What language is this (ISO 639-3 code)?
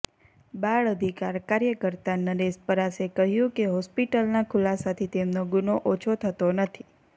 guj